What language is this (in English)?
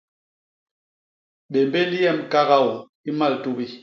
Basaa